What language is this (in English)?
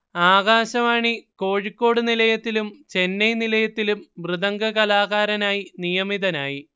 Malayalam